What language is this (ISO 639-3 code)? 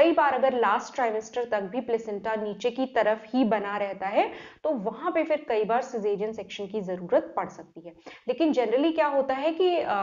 hin